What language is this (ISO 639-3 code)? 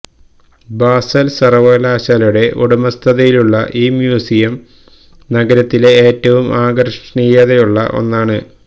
mal